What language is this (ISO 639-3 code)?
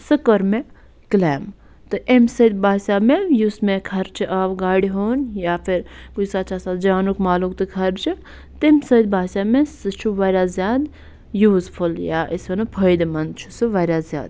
kas